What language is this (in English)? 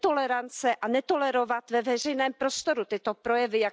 Czech